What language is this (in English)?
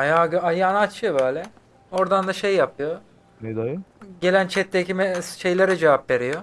Turkish